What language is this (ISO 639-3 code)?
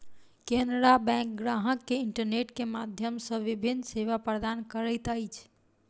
mai